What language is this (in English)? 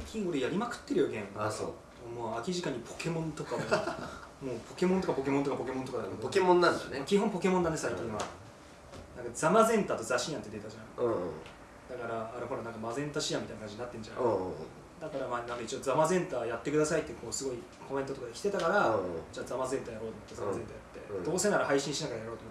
Japanese